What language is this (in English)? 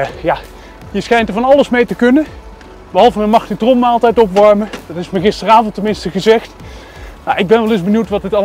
Dutch